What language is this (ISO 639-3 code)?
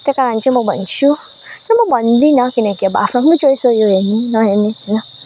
nep